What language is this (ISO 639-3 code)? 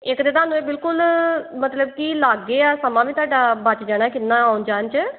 pan